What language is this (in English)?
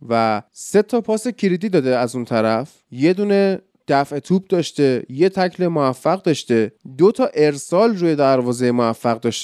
Persian